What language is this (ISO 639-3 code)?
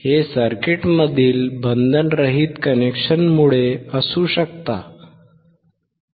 mar